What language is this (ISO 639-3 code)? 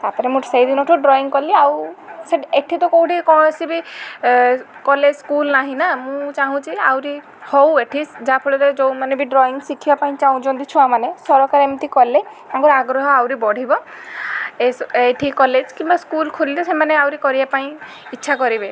ori